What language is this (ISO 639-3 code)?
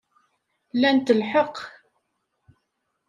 kab